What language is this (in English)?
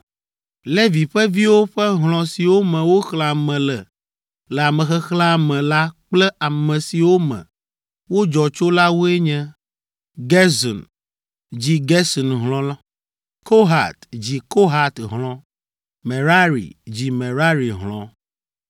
Ewe